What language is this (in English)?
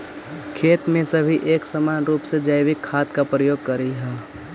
Magahi